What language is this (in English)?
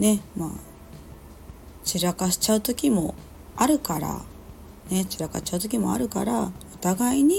Japanese